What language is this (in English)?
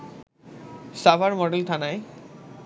Bangla